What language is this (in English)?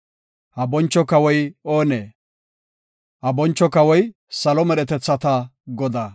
Gofa